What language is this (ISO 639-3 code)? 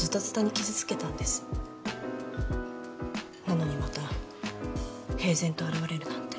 jpn